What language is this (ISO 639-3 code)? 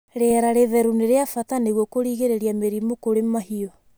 kik